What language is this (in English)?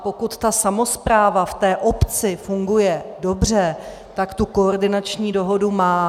Czech